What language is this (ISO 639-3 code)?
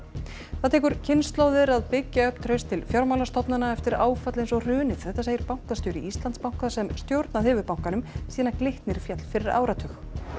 isl